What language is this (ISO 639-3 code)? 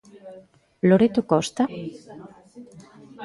glg